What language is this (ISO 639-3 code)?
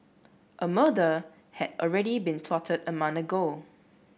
eng